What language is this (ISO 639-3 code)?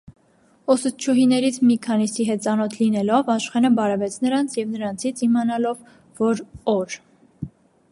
hye